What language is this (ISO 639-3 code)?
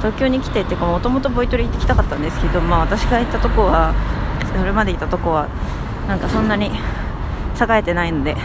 jpn